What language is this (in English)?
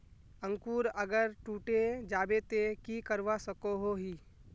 Magahi